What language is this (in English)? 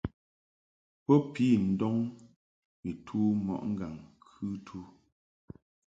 Mungaka